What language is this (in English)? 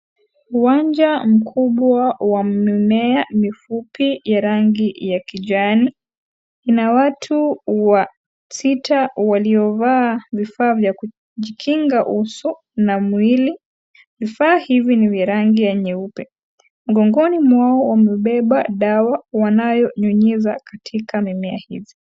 Swahili